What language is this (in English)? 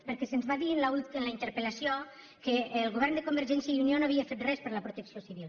Catalan